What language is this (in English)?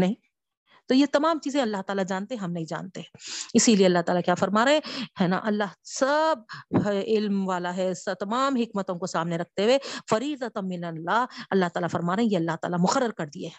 Urdu